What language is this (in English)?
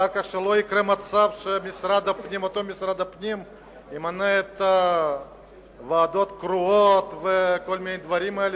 Hebrew